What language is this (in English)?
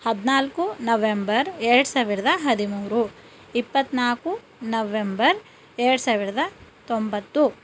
Kannada